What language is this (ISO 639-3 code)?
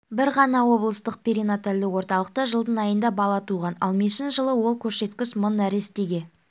kaz